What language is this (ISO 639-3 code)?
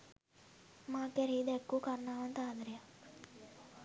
sin